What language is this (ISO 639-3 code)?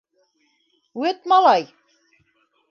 bak